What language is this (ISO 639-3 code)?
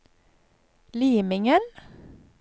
nor